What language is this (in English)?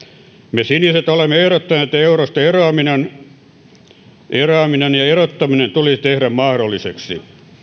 Finnish